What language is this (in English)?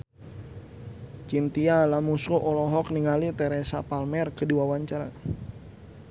Sundanese